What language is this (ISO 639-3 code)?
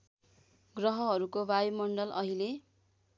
nep